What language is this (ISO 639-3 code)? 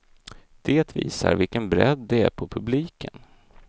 swe